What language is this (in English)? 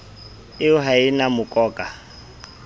Southern Sotho